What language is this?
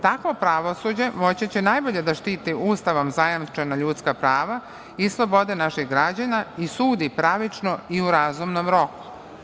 Serbian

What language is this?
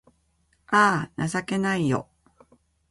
Japanese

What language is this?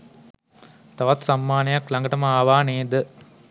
Sinhala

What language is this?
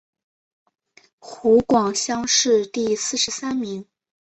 Chinese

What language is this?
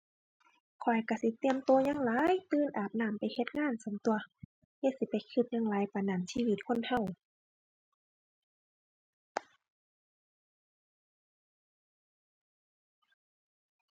Thai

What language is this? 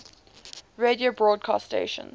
English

